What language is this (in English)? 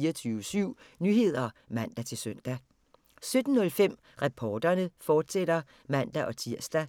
Danish